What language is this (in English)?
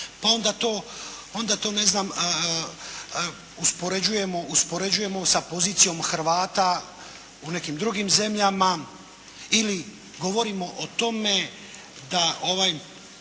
Croatian